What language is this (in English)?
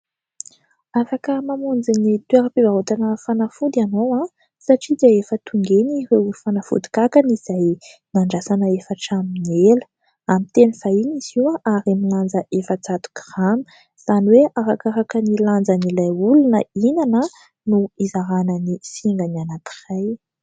Malagasy